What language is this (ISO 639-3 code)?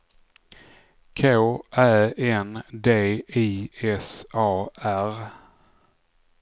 swe